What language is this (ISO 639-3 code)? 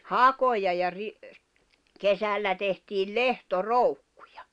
fin